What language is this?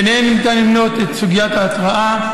Hebrew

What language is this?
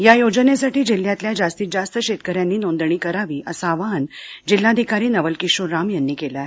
Marathi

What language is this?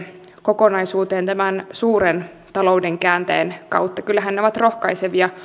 Finnish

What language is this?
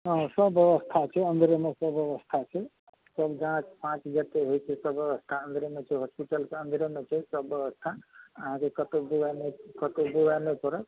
Maithili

